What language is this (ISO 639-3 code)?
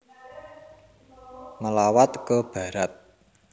jav